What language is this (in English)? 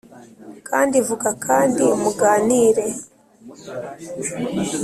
Kinyarwanda